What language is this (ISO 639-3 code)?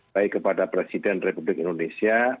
ind